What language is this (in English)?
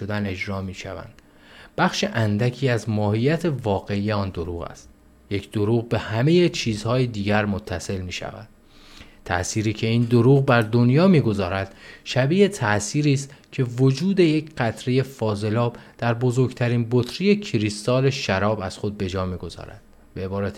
Persian